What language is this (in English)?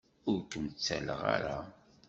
Kabyle